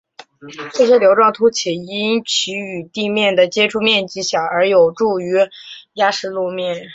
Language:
Chinese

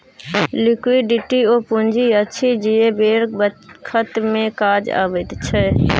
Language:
Maithili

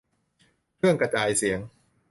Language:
Thai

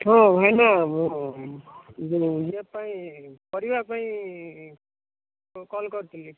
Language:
Odia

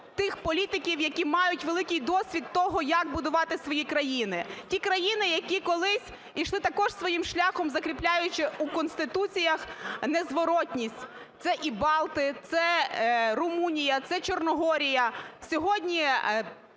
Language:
Ukrainian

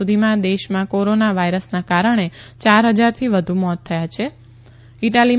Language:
Gujarati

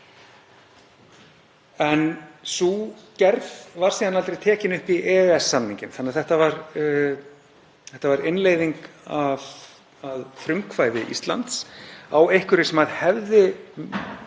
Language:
Icelandic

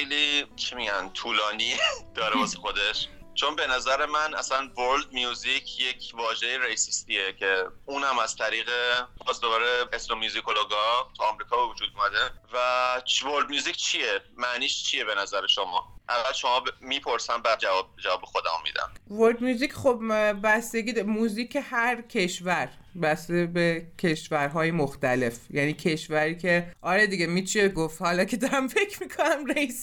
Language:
Persian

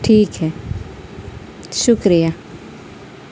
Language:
Urdu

